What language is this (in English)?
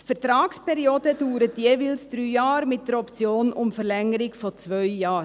Swiss German